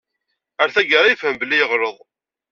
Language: Kabyle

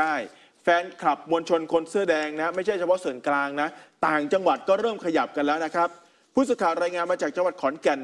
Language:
Thai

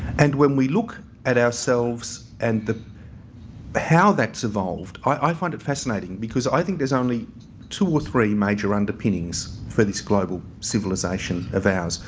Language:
English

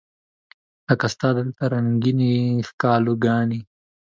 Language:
Pashto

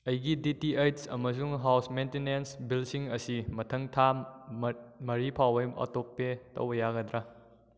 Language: Manipuri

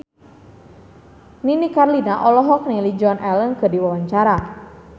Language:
Sundanese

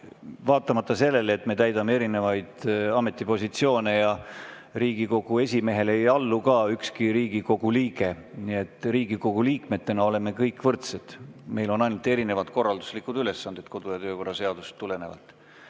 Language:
Estonian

